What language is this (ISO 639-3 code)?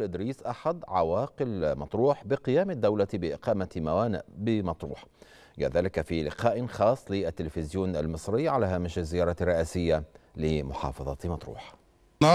ara